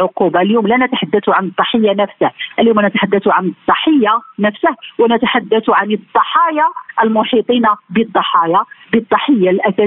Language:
Arabic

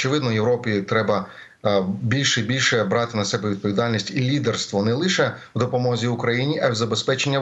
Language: Ukrainian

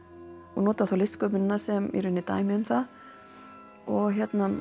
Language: Icelandic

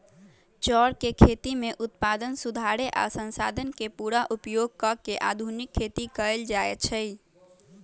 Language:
Magahi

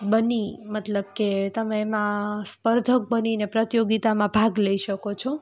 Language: Gujarati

